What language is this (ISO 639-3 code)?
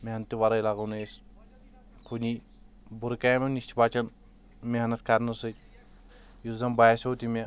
kas